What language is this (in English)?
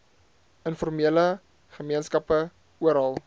Afrikaans